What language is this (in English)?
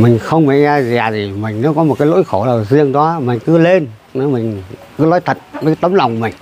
Vietnamese